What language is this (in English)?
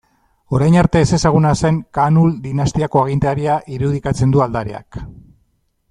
Basque